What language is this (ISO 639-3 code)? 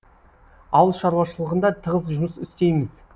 kaz